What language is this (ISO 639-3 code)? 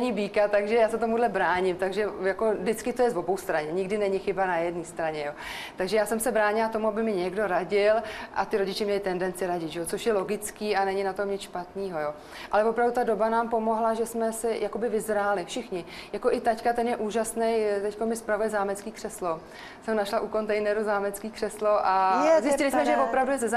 ces